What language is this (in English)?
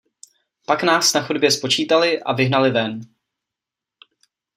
Czech